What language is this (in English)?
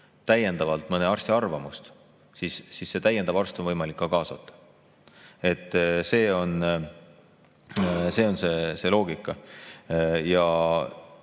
Estonian